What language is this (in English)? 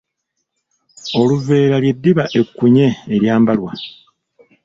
Ganda